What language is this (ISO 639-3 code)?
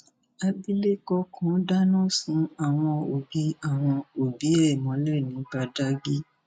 yor